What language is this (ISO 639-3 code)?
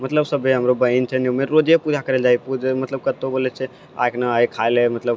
mai